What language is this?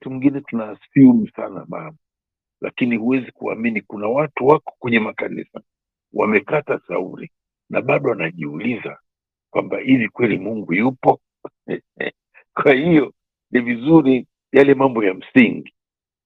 Swahili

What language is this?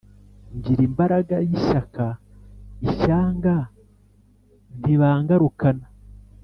Kinyarwanda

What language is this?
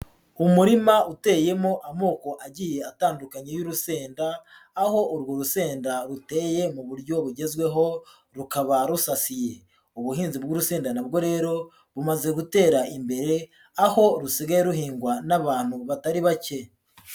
Kinyarwanda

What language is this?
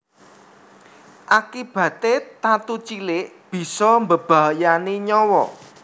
Javanese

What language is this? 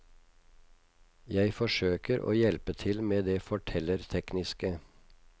Norwegian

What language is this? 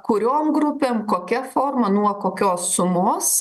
Lithuanian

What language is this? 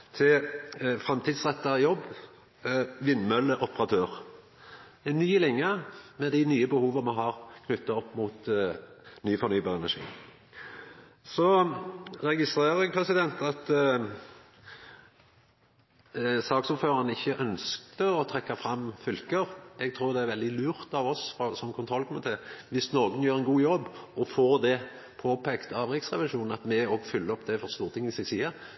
Norwegian Nynorsk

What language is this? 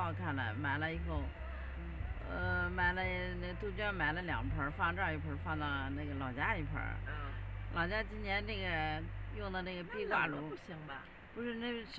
Chinese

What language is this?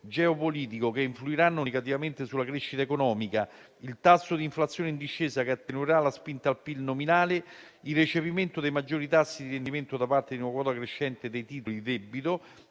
Italian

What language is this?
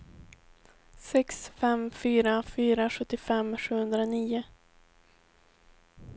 Swedish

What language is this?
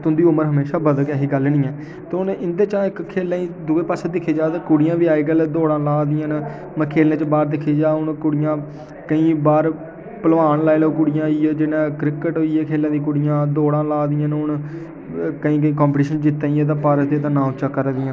Dogri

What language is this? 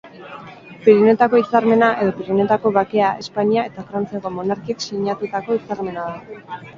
Basque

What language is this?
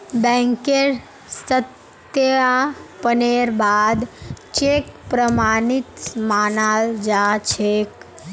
Magahi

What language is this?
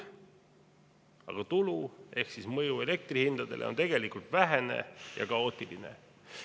Estonian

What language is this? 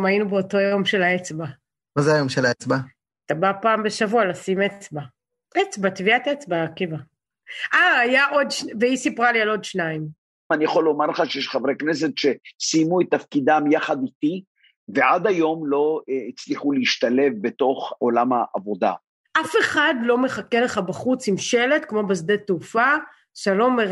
Hebrew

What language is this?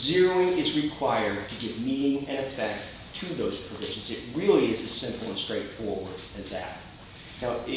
English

